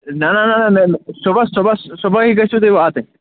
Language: Kashmiri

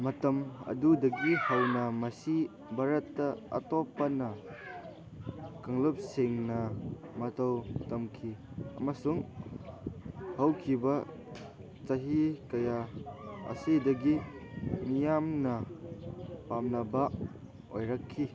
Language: Manipuri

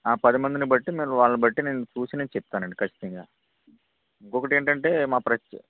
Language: Telugu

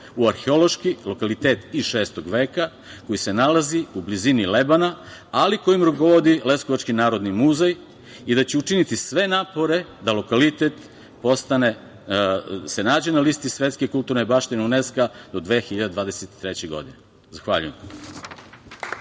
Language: Serbian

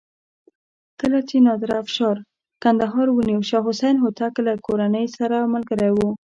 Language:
Pashto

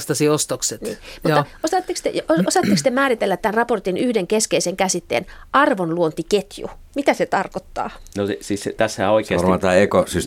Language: Finnish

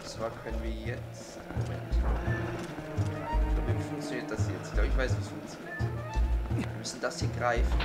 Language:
German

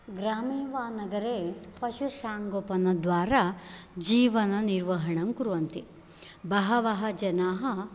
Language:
Sanskrit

